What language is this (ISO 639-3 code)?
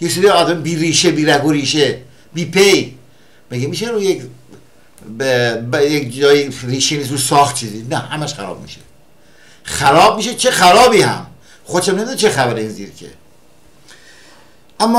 fas